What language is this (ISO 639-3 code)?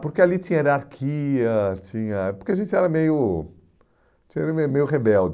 por